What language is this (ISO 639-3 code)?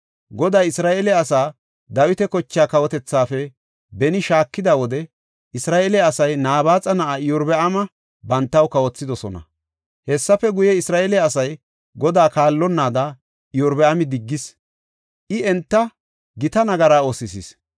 gof